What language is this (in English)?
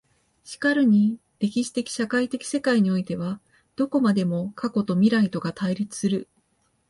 Japanese